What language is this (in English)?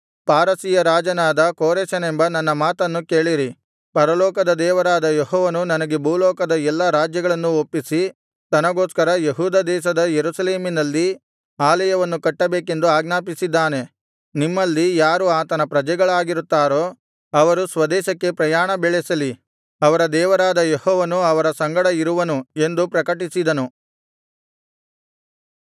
Kannada